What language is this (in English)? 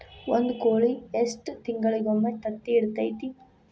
Kannada